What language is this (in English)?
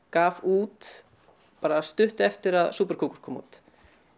Icelandic